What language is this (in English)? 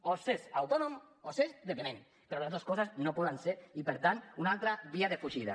Catalan